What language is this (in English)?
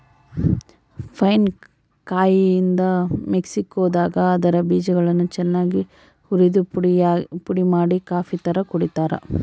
Kannada